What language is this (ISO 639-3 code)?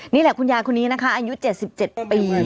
tha